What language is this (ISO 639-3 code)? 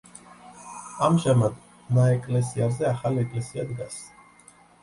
kat